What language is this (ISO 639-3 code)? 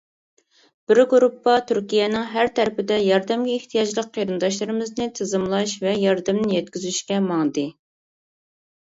uig